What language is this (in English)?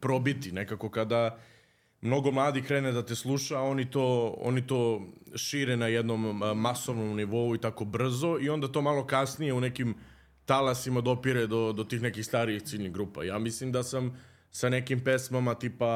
Croatian